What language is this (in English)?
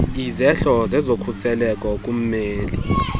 Xhosa